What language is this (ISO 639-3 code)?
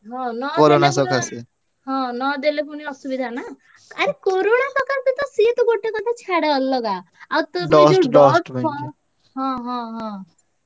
ori